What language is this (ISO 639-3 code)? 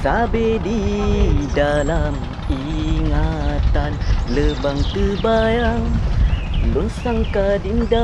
msa